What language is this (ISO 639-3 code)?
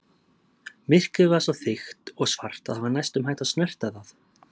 isl